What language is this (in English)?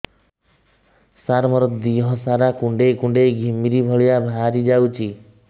Odia